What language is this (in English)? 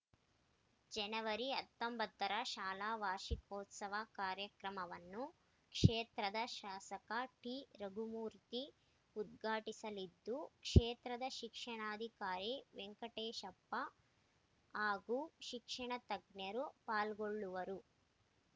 Kannada